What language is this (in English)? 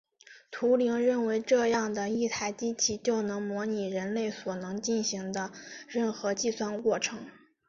Chinese